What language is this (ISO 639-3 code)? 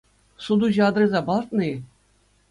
chv